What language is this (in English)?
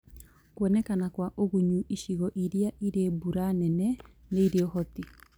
Kikuyu